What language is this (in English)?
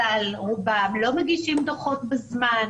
Hebrew